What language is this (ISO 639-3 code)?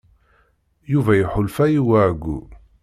kab